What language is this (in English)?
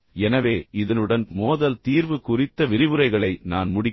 Tamil